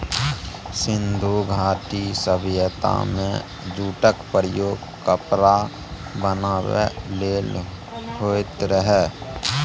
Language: Maithili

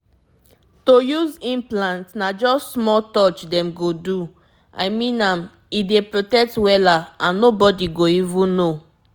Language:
Nigerian Pidgin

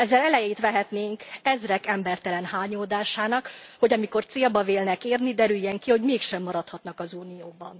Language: Hungarian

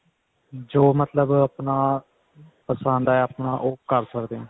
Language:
Punjabi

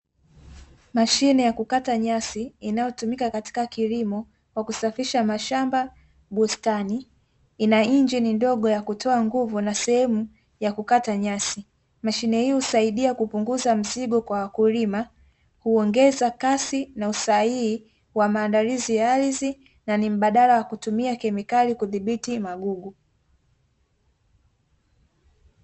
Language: Swahili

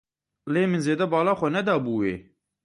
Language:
Kurdish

